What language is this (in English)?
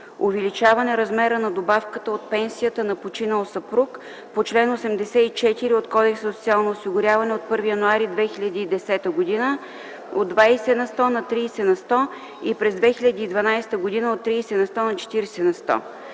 Bulgarian